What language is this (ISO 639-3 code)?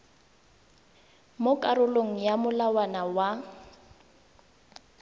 tsn